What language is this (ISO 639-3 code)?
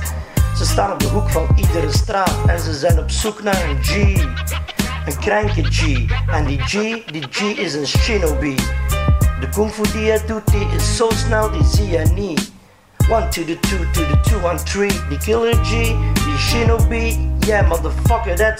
nld